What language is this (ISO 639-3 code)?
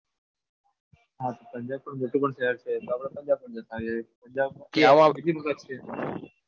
guj